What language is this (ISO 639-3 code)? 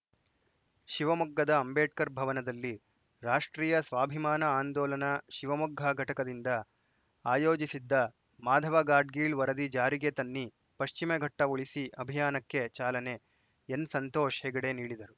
kan